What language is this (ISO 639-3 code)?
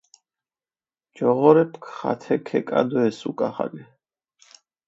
xmf